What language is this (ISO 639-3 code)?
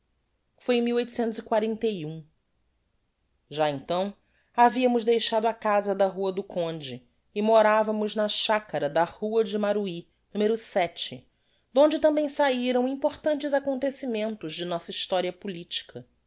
por